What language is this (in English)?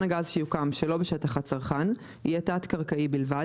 Hebrew